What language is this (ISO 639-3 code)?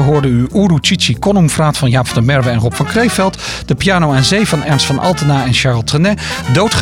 nld